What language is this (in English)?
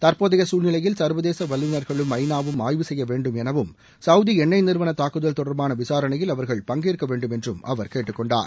Tamil